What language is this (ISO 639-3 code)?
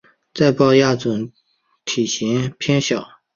zho